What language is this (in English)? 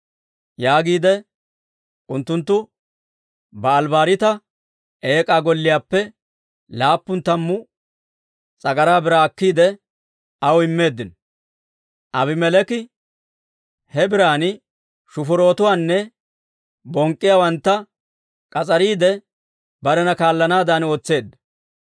Dawro